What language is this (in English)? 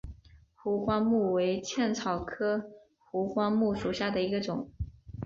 Chinese